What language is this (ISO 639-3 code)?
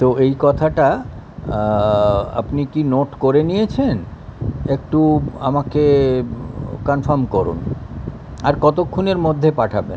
ben